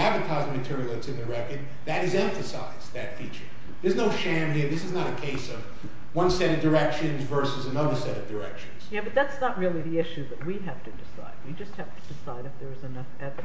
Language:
English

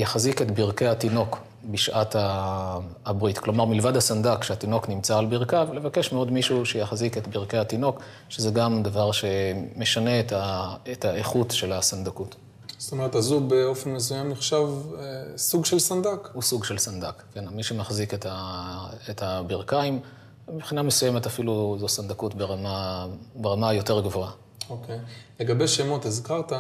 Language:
Hebrew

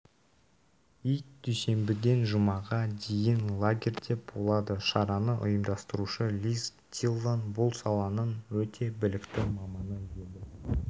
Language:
Kazakh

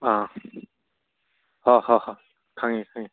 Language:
Manipuri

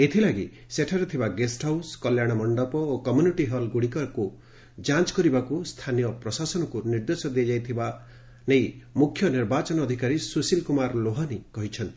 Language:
Odia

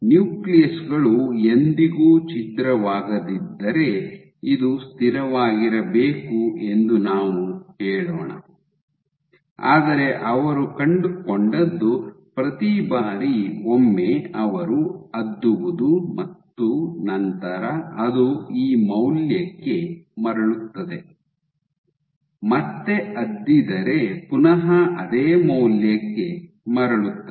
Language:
Kannada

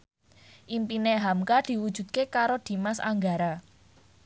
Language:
Javanese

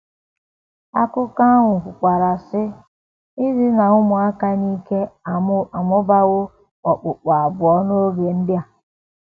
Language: Igbo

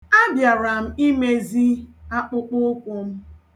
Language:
Igbo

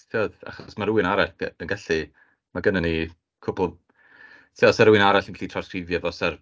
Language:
Welsh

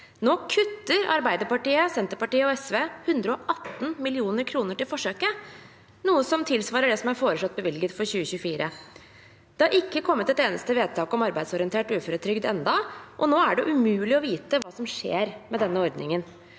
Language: Norwegian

